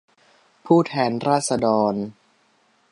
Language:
Thai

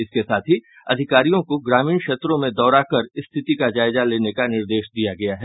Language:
Hindi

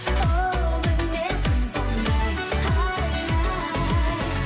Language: Kazakh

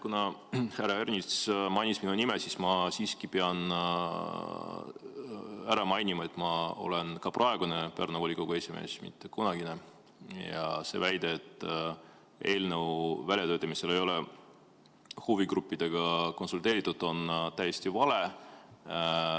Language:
Estonian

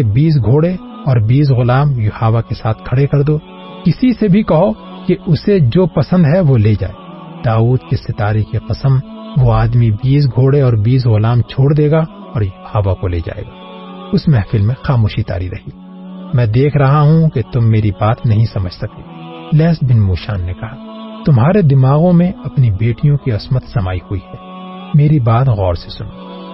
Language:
Urdu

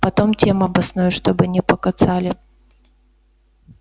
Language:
Russian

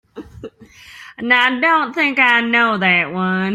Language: English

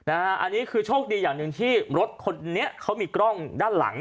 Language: Thai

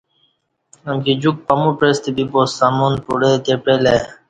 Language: Kati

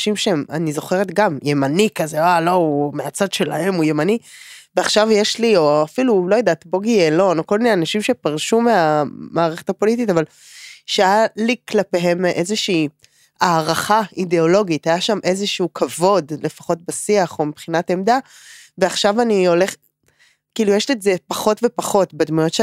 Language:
Hebrew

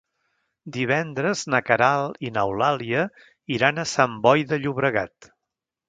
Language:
Catalan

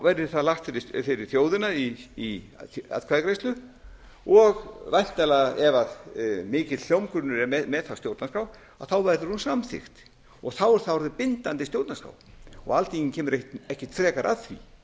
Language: Icelandic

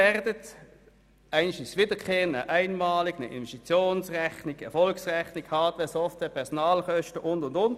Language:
Swiss German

